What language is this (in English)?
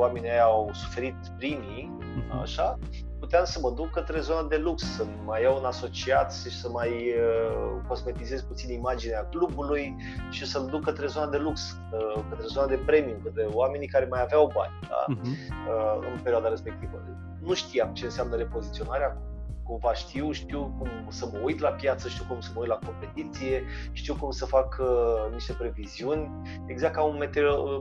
Romanian